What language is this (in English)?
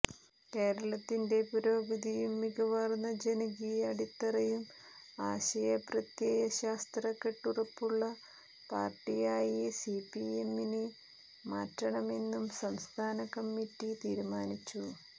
Malayalam